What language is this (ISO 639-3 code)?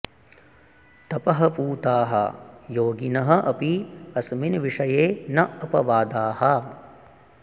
san